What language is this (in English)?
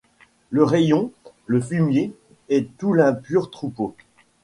French